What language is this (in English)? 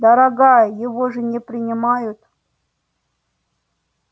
Russian